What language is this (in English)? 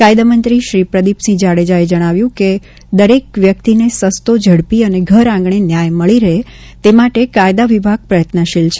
Gujarati